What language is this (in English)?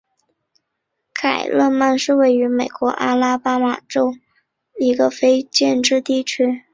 Chinese